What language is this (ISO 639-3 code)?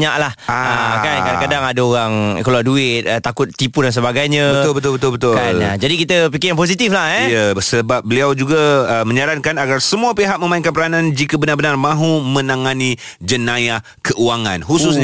msa